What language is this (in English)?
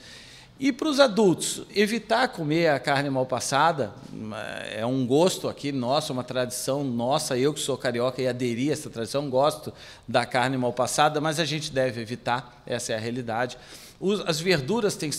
Portuguese